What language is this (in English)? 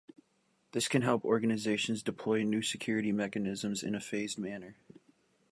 English